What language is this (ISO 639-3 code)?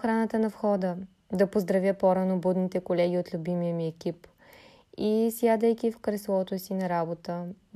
bul